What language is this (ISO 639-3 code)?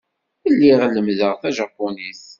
kab